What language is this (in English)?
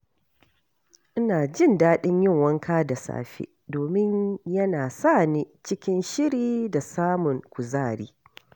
Hausa